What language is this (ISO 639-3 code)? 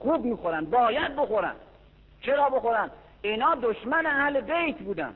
fas